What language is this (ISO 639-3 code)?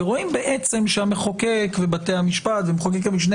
heb